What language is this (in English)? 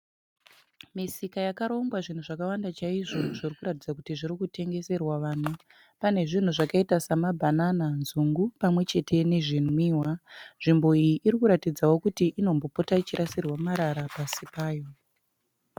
Shona